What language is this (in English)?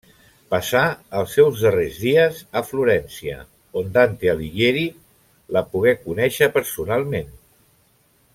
Catalan